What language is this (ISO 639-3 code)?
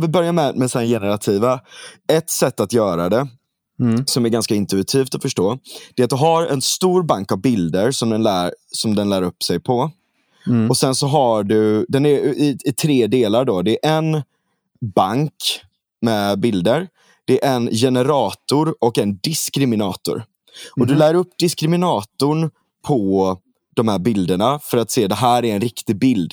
swe